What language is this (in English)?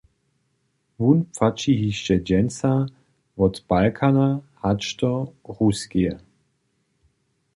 Upper Sorbian